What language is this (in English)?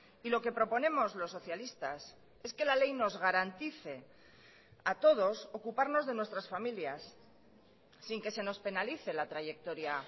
Spanish